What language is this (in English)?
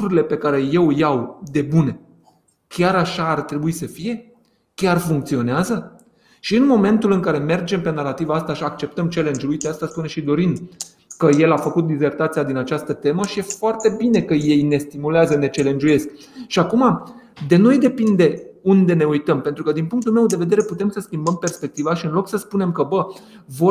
Romanian